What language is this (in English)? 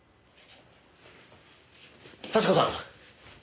Japanese